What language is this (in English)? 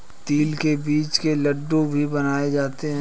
Hindi